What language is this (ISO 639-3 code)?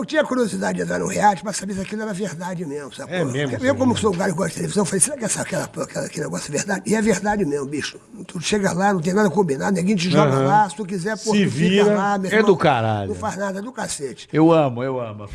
por